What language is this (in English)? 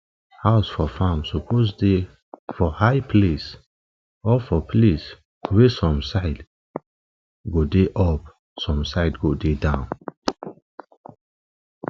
Nigerian Pidgin